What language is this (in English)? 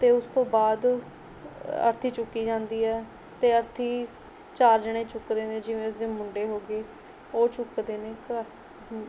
Punjabi